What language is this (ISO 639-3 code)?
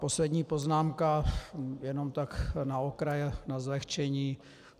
ces